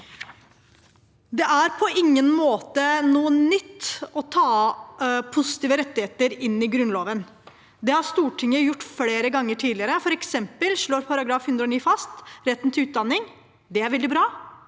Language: Norwegian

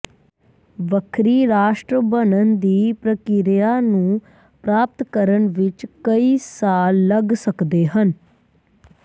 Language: Punjabi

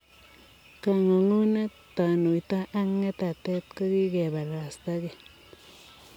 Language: Kalenjin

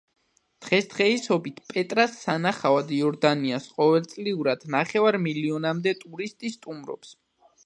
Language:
Georgian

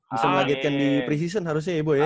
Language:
Indonesian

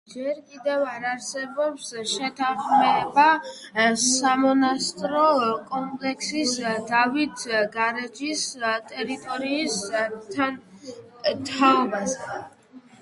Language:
Georgian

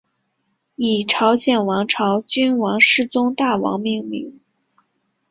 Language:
Chinese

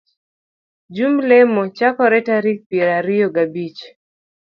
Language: Luo (Kenya and Tanzania)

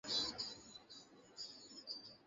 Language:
Bangla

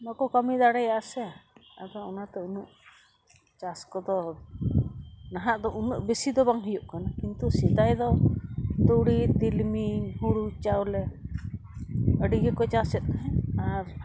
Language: Santali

